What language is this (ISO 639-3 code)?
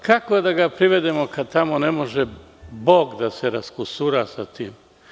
srp